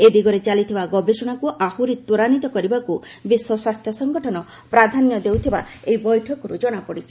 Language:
Odia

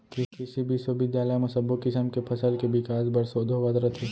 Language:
Chhattisgarhi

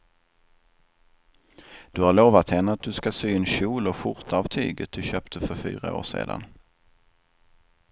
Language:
Swedish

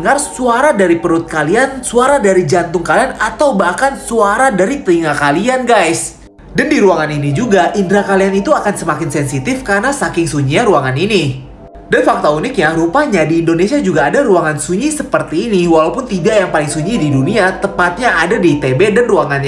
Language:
Indonesian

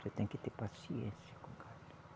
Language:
Portuguese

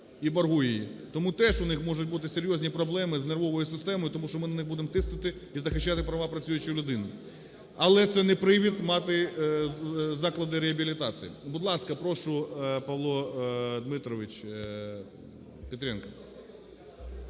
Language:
Ukrainian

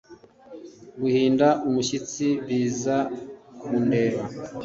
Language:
Kinyarwanda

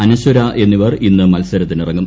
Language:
Malayalam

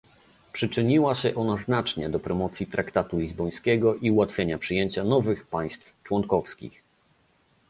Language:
Polish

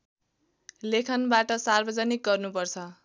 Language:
Nepali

